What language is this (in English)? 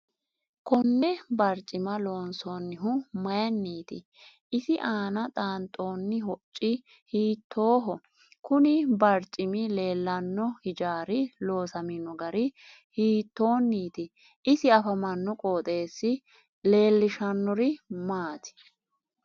Sidamo